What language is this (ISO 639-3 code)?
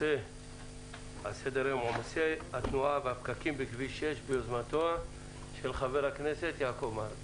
heb